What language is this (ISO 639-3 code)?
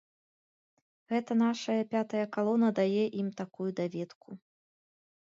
bel